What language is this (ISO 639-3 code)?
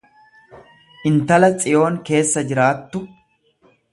orm